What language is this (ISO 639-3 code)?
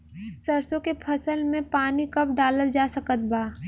bho